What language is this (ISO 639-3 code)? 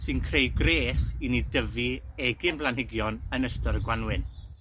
cym